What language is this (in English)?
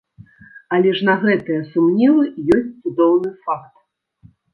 Belarusian